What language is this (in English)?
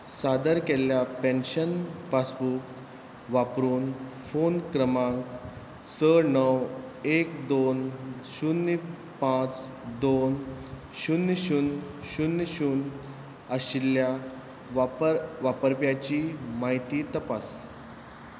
Konkani